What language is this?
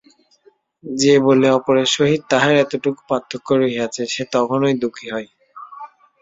Bangla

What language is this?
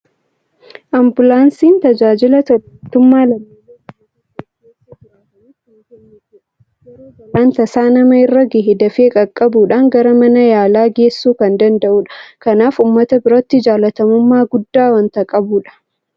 Oromo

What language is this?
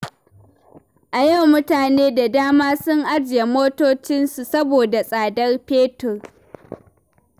Hausa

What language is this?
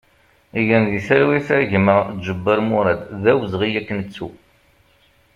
Kabyle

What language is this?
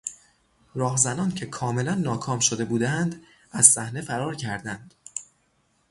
Persian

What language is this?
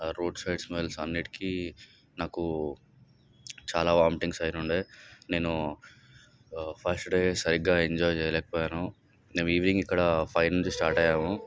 Telugu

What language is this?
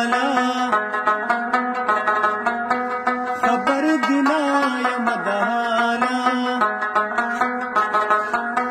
Turkish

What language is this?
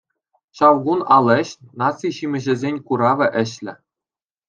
Chuvash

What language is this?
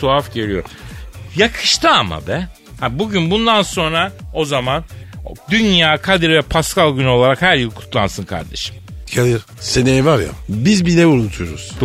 Turkish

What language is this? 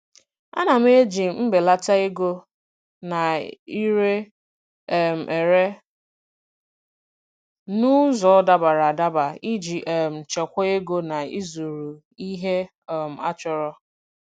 Igbo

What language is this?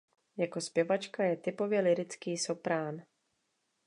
Czech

